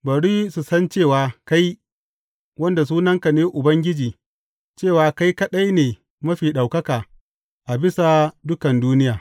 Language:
Hausa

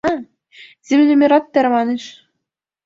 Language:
Mari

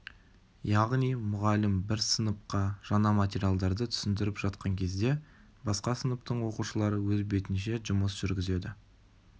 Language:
Kazakh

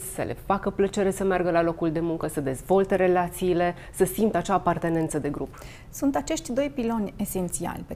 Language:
Romanian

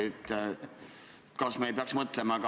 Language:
Estonian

